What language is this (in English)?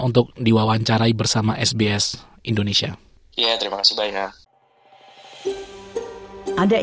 Indonesian